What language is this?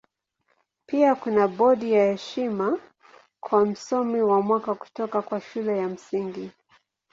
Swahili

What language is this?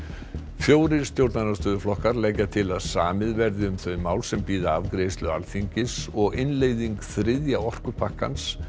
Icelandic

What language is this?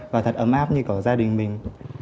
Vietnamese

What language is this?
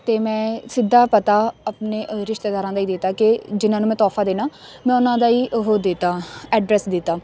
Punjabi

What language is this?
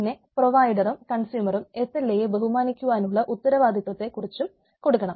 Malayalam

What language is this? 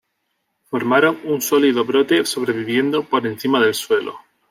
Spanish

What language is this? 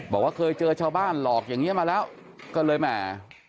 Thai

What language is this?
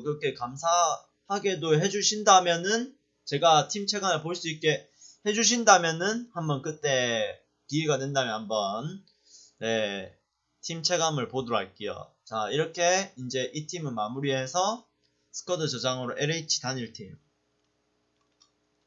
Korean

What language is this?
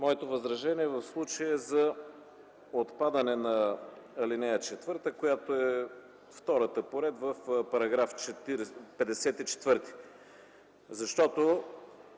Bulgarian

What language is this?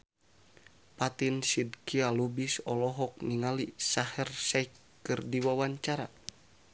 Sundanese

